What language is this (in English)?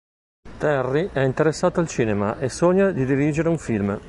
Italian